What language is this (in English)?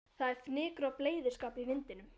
Icelandic